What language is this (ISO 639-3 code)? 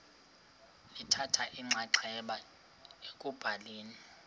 xho